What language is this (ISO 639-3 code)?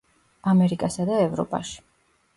kat